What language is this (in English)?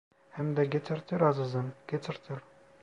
Turkish